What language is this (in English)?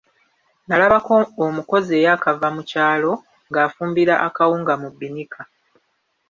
Ganda